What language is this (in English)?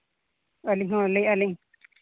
Santali